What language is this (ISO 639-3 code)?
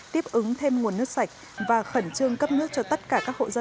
vie